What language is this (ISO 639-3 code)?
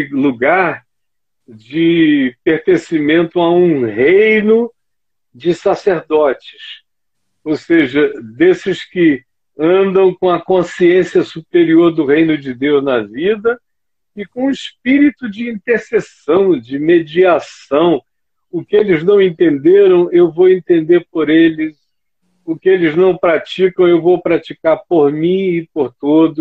por